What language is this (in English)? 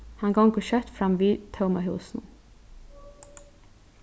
Faroese